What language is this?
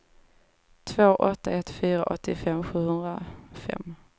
Swedish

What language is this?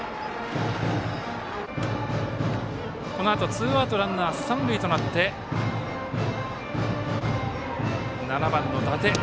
Japanese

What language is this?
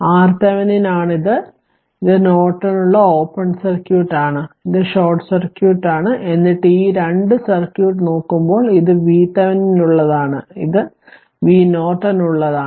Malayalam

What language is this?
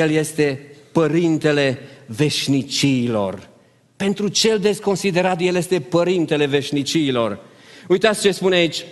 Romanian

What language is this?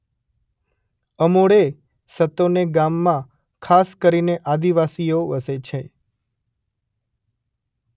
Gujarati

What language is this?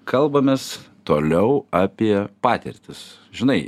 Lithuanian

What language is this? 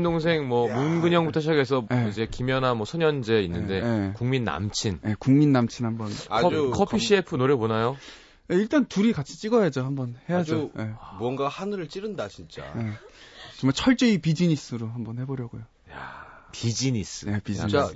Korean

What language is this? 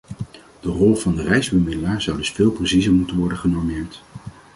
Dutch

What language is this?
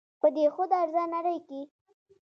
Pashto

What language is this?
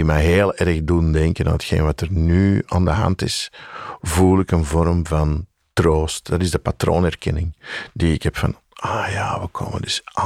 Dutch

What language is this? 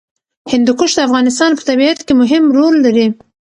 Pashto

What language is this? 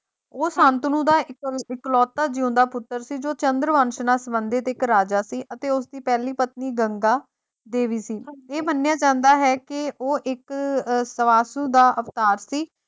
Punjabi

